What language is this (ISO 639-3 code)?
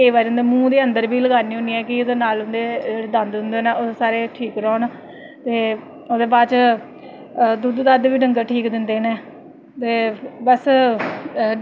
doi